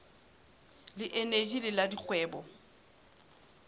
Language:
Southern Sotho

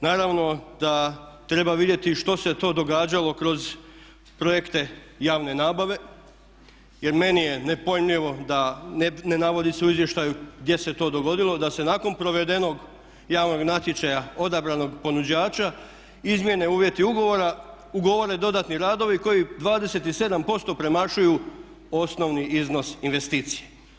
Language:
Croatian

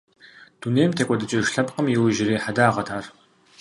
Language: Kabardian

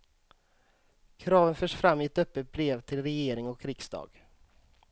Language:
Swedish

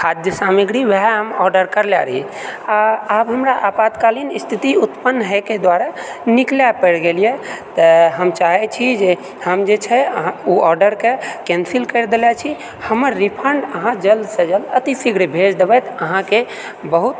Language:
Maithili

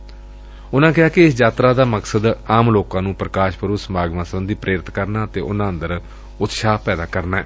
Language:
Punjabi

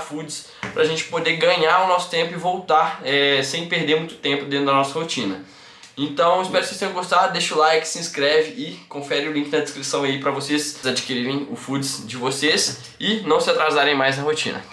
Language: Portuguese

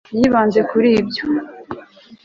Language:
Kinyarwanda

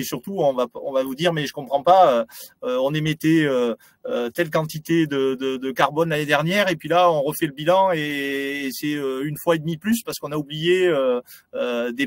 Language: French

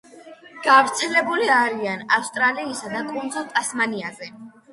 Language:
Georgian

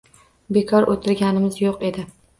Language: Uzbek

